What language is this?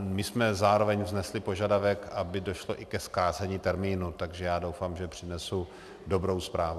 Czech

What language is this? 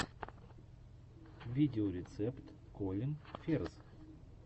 Russian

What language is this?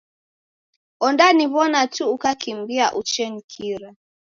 Taita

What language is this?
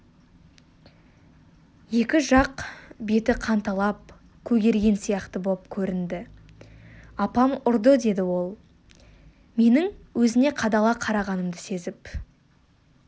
Kazakh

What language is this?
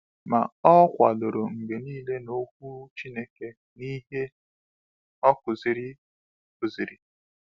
Igbo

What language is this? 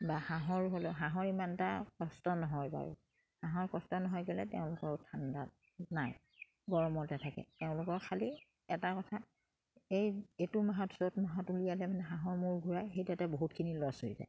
Assamese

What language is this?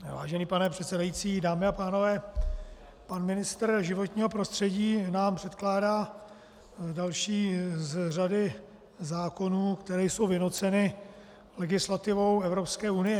Czech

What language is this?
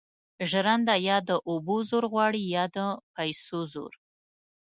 Pashto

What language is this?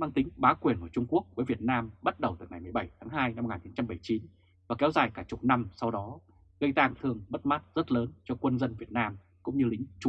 Vietnamese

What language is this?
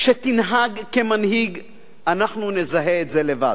Hebrew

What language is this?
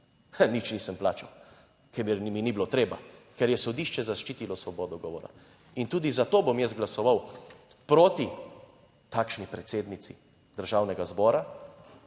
Slovenian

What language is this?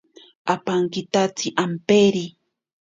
Ashéninka Perené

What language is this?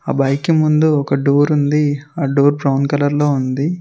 Telugu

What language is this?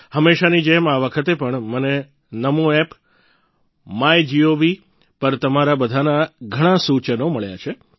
Gujarati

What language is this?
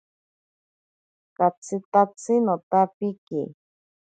Ashéninka Perené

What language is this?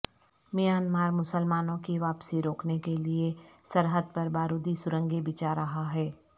Urdu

